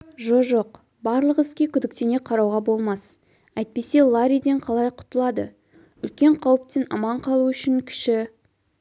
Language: Kazakh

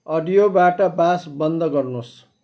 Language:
Nepali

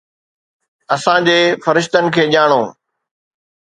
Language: Sindhi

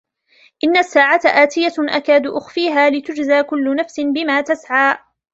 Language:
Arabic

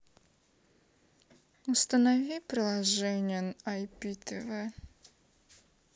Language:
Russian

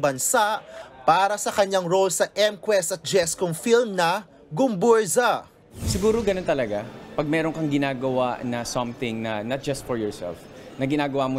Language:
Filipino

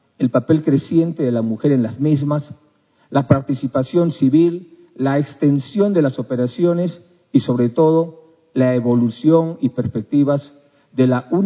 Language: Spanish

